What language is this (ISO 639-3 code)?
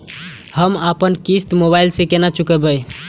mai